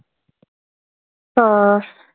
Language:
Marathi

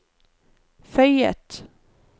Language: Norwegian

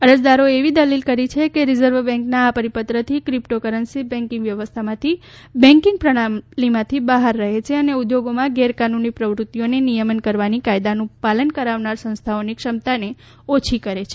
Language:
Gujarati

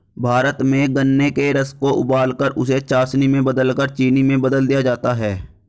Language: Hindi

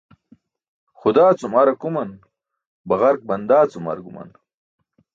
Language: Burushaski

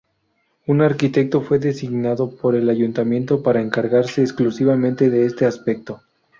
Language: Spanish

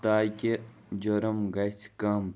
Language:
Kashmiri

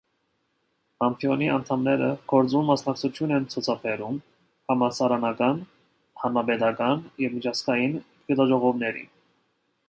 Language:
Armenian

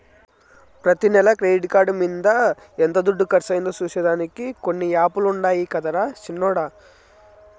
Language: Telugu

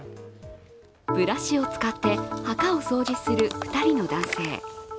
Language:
Japanese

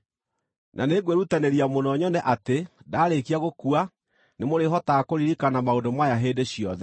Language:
Kikuyu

